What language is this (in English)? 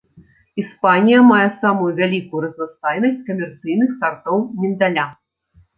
Belarusian